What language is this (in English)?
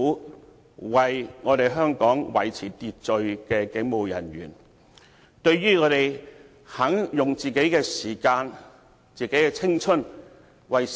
Cantonese